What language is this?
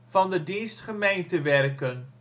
Dutch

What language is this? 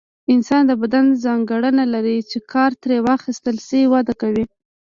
Pashto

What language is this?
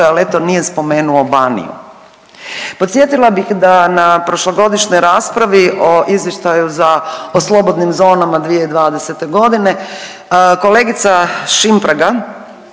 Croatian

